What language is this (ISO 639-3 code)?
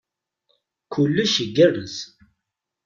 kab